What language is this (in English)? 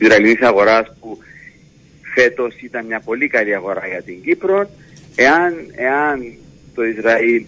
Greek